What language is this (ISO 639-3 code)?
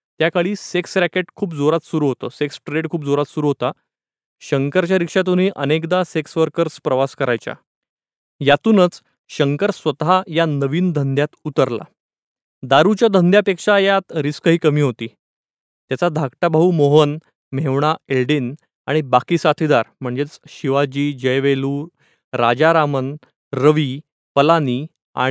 mar